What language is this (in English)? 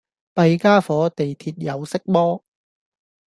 Cantonese